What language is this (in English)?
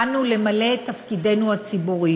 Hebrew